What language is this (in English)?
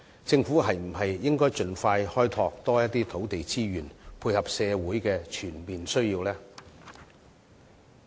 Cantonese